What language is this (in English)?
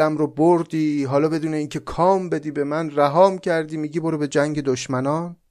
Persian